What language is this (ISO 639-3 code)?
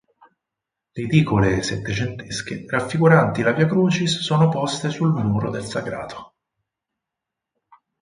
ita